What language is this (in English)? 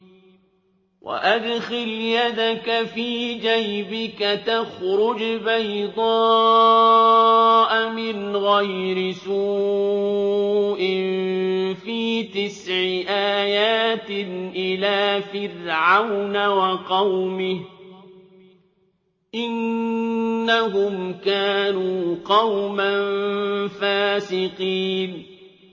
Arabic